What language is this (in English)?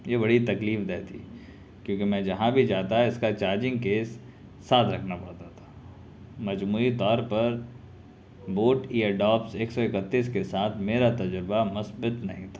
Urdu